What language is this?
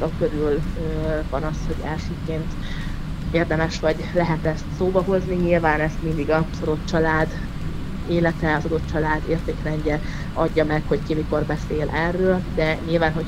Hungarian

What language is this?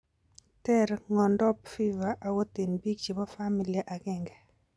Kalenjin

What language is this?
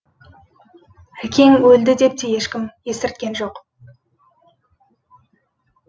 Kazakh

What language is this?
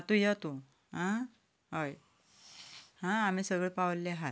Konkani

